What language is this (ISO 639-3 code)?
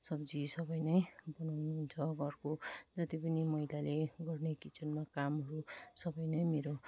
nep